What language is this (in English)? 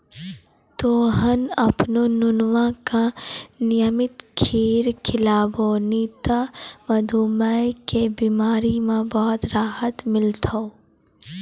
Maithili